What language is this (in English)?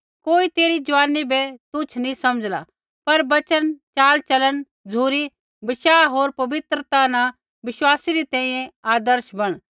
Kullu Pahari